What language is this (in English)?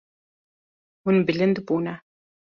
Kurdish